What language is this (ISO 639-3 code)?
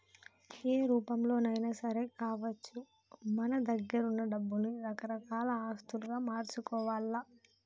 tel